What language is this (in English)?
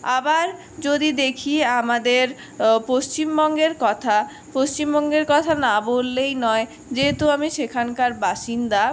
Bangla